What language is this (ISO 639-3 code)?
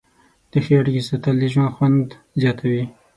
pus